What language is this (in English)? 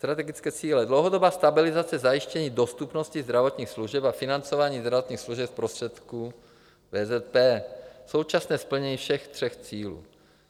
Czech